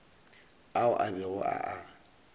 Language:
Northern Sotho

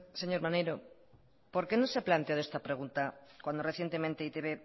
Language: Spanish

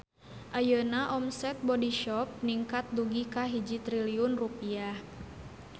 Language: Sundanese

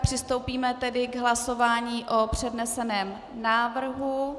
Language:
Czech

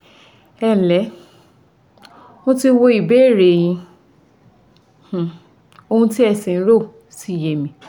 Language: Yoruba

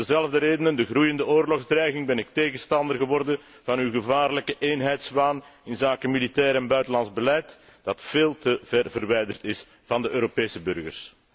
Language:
Dutch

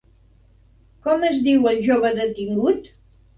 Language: Catalan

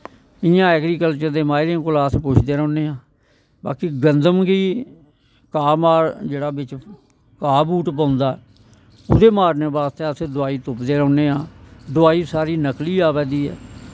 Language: Dogri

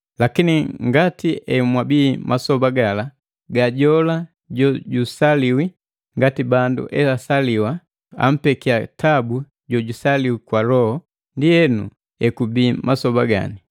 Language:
Matengo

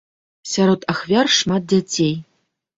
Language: Belarusian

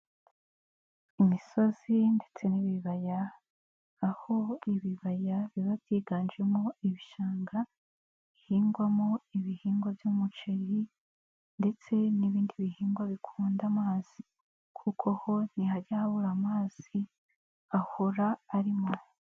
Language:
Kinyarwanda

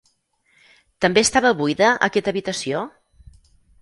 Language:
Catalan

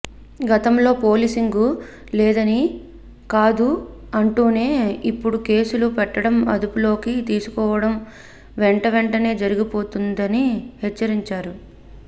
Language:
Telugu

